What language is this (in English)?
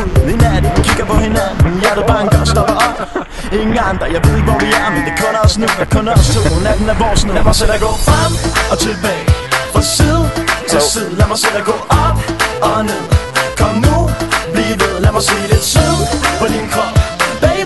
Dutch